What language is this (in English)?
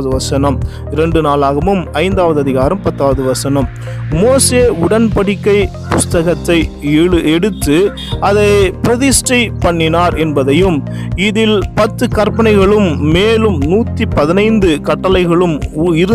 Tamil